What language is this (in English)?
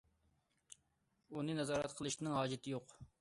Uyghur